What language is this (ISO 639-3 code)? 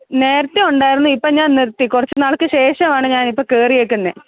mal